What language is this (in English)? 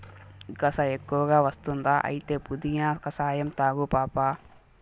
Telugu